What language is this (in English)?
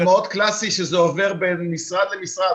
Hebrew